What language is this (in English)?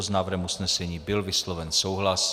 Czech